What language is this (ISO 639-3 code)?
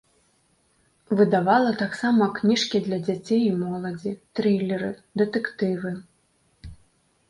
bel